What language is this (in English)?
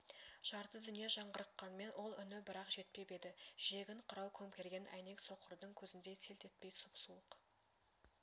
Kazakh